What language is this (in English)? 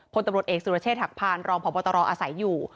Thai